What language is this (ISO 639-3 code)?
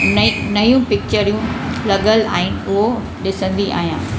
snd